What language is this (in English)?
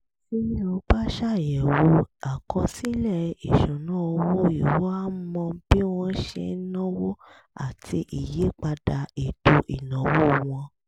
Yoruba